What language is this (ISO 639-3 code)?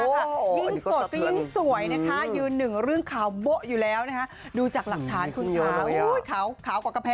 tha